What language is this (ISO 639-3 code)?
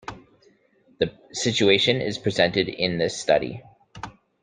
eng